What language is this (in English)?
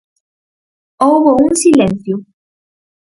Galician